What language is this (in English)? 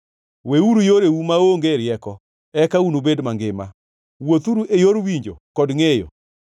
Luo (Kenya and Tanzania)